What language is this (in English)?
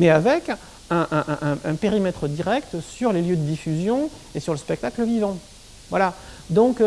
French